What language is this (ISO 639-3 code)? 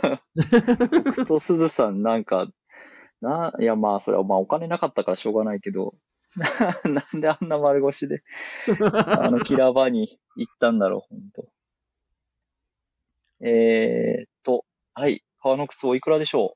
jpn